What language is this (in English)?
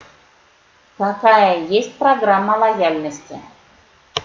Russian